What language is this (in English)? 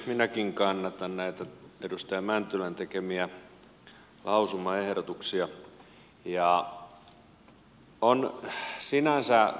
Finnish